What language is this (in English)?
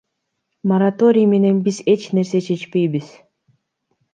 Kyrgyz